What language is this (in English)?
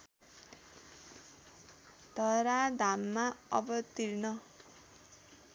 Nepali